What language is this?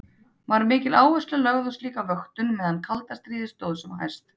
Icelandic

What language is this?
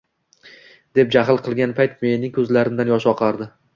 Uzbek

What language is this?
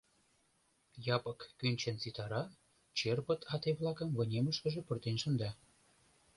Mari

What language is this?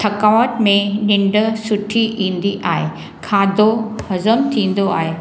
Sindhi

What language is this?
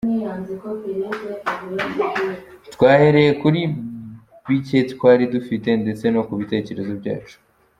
Kinyarwanda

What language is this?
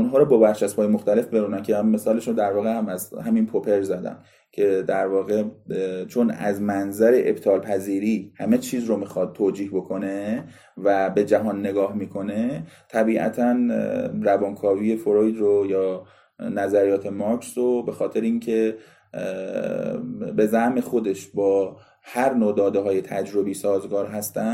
Persian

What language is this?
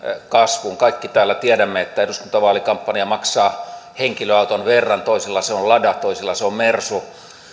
Finnish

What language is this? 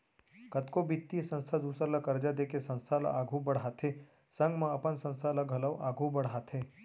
Chhattisgarhi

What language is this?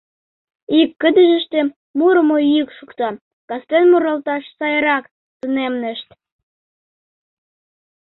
Mari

